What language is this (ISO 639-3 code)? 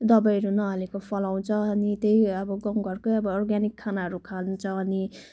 nep